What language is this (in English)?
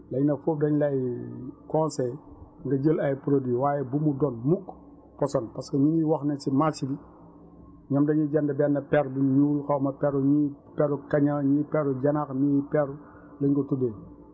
Wolof